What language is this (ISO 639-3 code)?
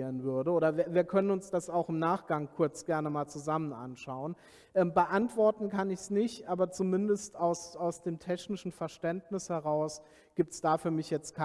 deu